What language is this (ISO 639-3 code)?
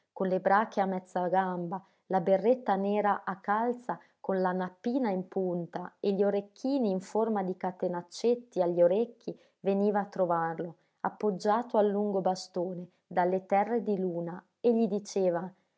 ita